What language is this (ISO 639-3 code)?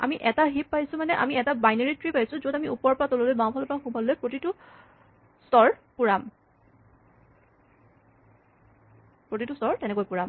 asm